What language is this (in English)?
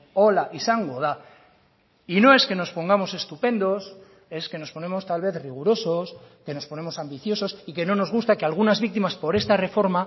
Spanish